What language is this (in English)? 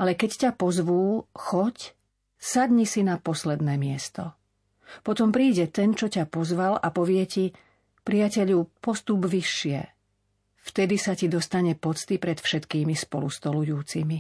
Slovak